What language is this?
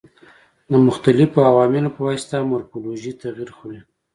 Pashto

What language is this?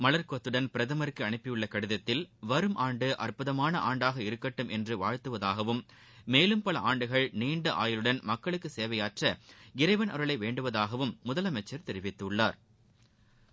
Tamil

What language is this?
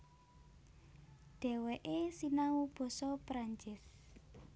Javanese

